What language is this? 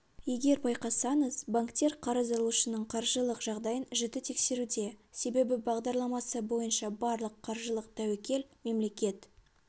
Kazakh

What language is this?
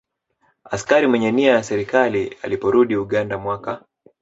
Swahili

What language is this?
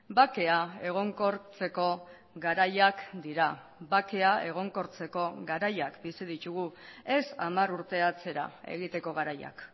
Basque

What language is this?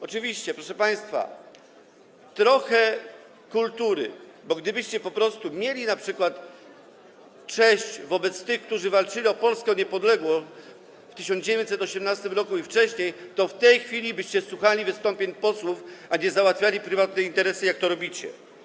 Polish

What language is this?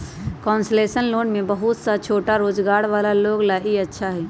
Magahi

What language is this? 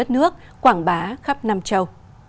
Vietnamese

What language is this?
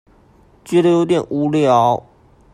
Chinese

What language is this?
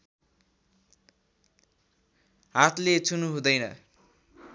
Nepali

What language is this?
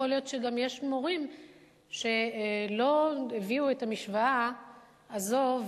Hebrew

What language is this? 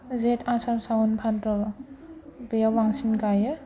Bodo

